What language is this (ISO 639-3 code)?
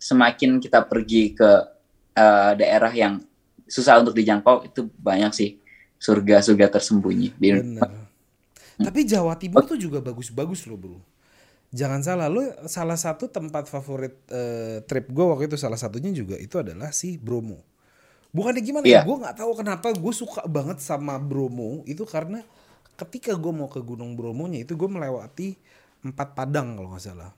ind